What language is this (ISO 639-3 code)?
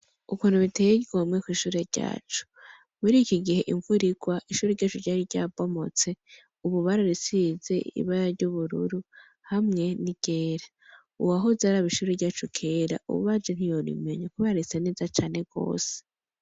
run